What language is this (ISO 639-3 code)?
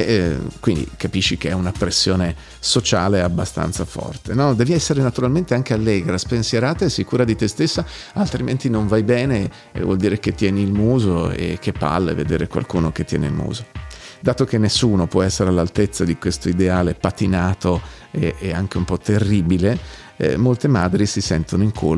ita